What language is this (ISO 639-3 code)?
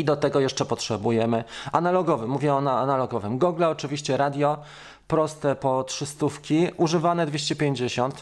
pol